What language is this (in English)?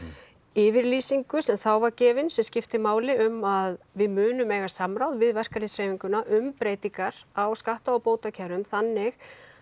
Icelandic